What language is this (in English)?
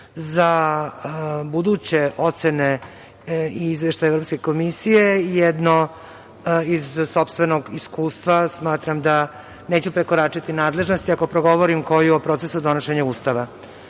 Serbian